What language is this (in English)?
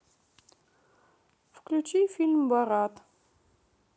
Russian